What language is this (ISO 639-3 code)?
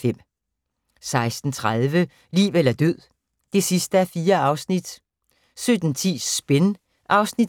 dan